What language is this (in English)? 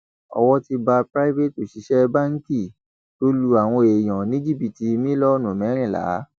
Yoruba